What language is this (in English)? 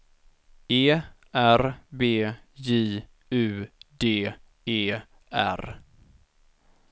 Swedish